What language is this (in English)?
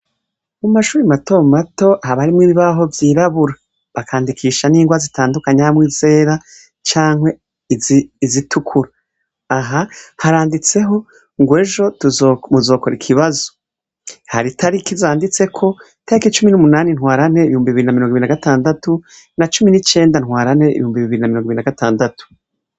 Rundi